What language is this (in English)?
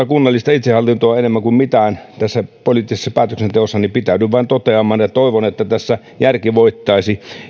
Finnish